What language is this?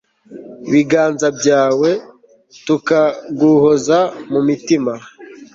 Kinyarwanda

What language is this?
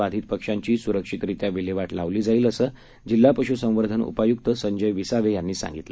Marathi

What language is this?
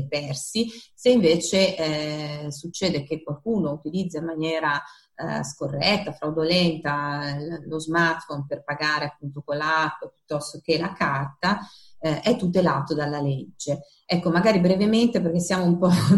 Italian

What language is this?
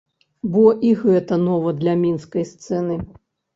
Belarusian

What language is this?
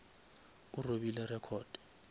Northern Sotho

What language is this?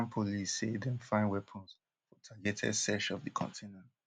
Nigerian Pidgin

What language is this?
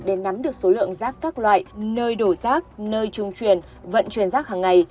Vietnamese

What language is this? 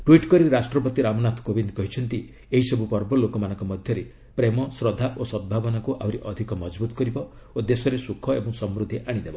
Odia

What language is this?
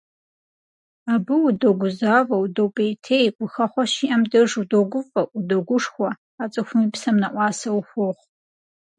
Kabardian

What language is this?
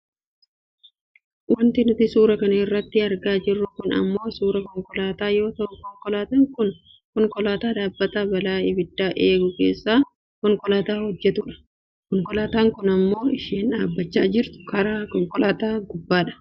Oromo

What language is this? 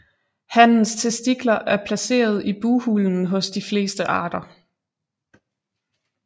Danish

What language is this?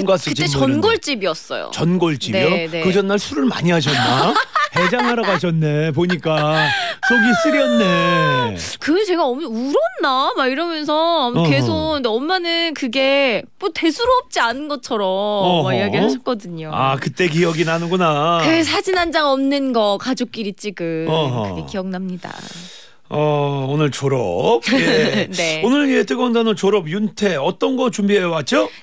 Korean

